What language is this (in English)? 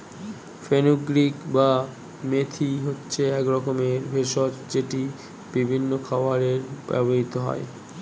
Bangla